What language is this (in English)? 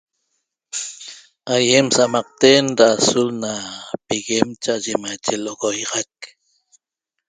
Toba